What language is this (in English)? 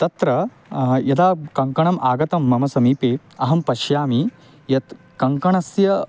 Sanskrit